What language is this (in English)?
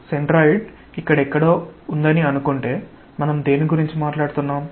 Telugu